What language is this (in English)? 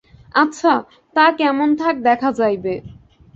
Bangla